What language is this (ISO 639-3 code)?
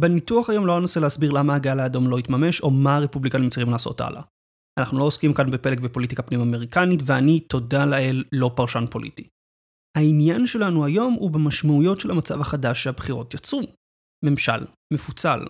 heb